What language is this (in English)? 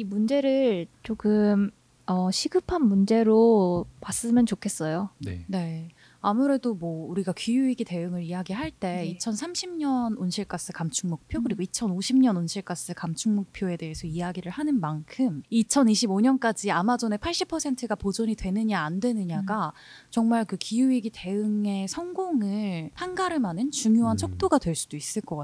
Korean